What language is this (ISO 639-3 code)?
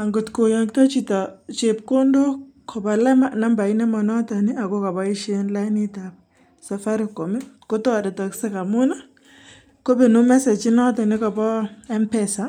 kln